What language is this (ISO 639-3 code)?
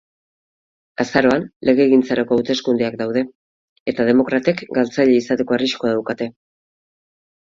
eus